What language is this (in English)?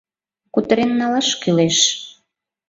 Mari